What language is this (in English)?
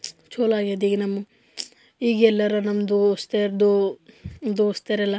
Kannada